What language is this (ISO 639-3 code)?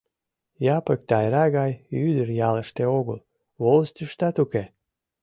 chm